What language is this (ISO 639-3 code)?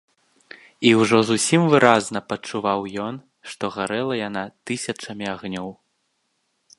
bel